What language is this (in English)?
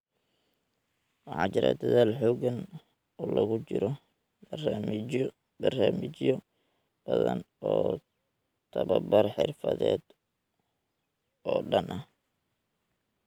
Somali